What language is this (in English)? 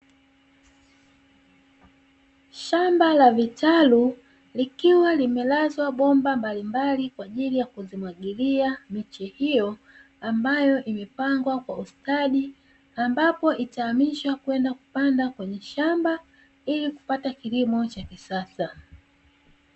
Swahili